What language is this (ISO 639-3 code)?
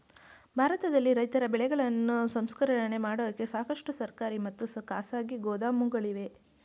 kan